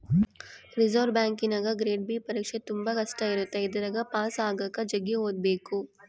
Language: Kannada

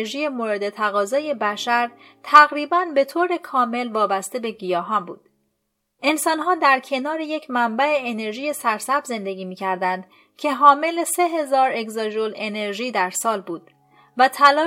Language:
Persian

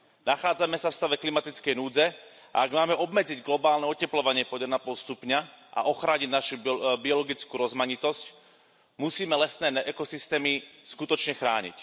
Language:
Slovak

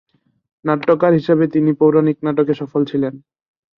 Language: Bangla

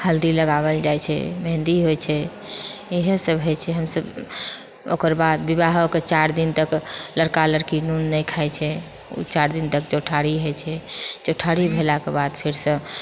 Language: Maithili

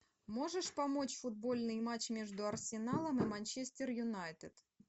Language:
Russian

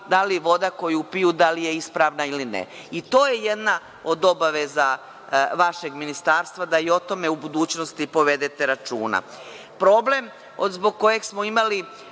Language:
Serbian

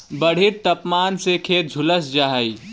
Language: Magahi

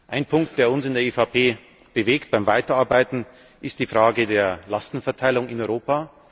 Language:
German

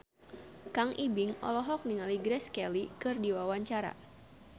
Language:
Sundanese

